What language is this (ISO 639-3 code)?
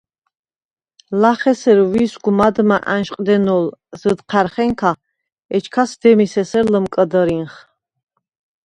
sva